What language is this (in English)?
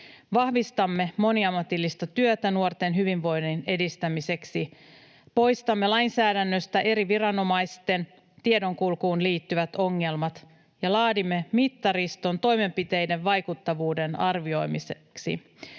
Finnish